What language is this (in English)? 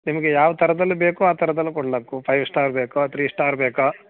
Kannada